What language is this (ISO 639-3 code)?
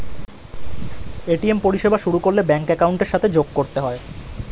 ben